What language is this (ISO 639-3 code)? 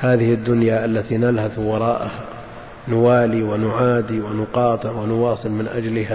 ara